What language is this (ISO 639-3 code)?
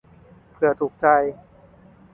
tha